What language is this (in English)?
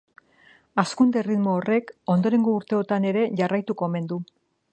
Basque